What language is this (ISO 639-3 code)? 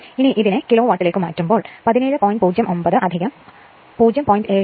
mal